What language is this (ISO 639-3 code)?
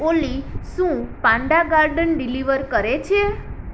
guj